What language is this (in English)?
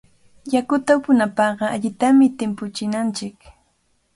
Cajatambo North Lima Quechua